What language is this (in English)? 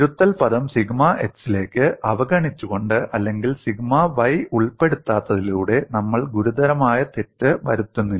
Malayalam